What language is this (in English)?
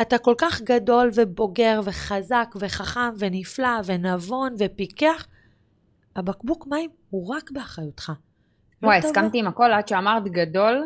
Hebrew